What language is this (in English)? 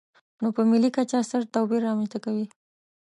Pashto